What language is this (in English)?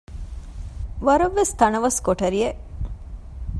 Divehi